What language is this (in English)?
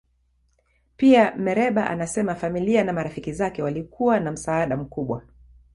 Swahili